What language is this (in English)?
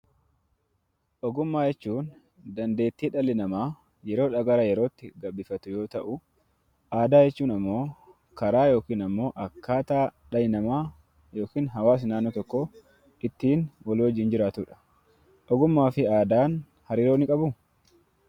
Oromo